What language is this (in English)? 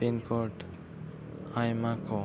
Santali